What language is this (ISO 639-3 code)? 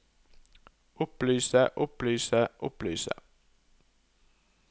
nor